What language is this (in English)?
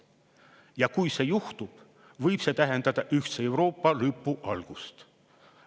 Estonian